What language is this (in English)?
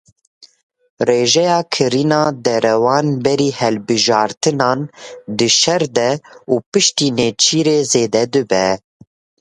Kurdish